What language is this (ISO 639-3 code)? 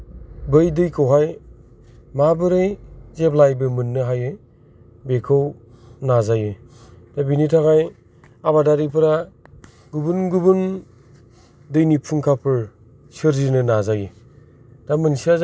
brx